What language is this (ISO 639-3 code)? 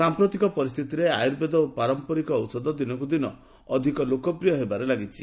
ori